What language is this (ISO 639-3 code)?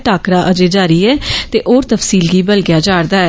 doi